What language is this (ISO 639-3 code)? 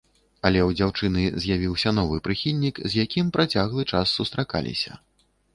bel